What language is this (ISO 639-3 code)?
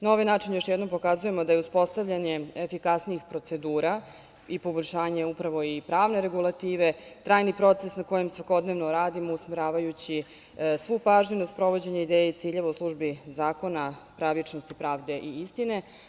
srp